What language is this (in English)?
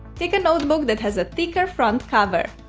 English